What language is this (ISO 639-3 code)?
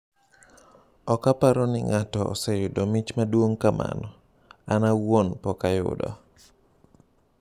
luo